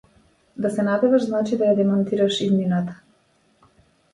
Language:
Macedonian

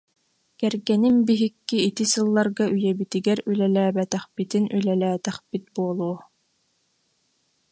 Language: Yakut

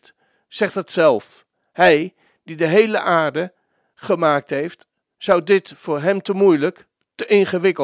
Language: Dutch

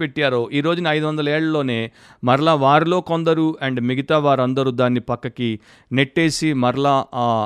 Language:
Telugu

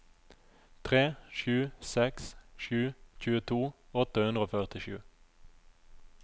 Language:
Norwegian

